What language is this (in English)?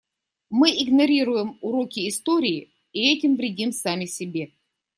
Russian